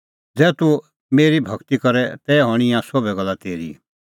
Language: Kullu Pahari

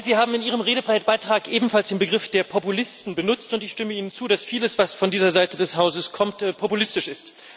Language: German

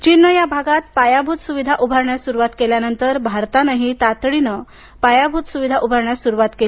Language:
Marathi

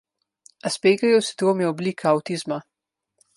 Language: Slovenian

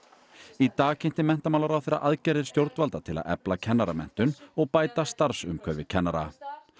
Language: Icelandic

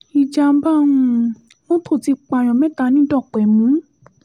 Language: Yoruba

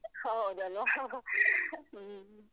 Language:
Kannada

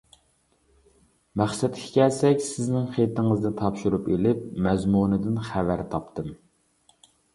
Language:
Uyghur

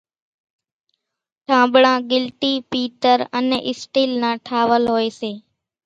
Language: Kachi Koli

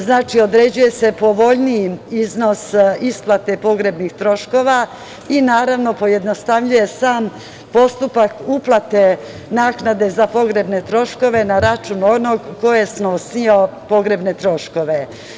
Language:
Serbian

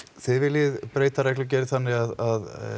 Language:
Icelandic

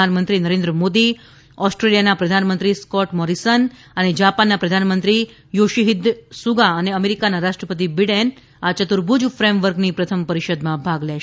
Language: Gujarati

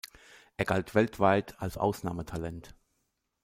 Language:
German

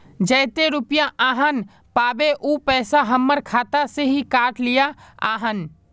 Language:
Magahi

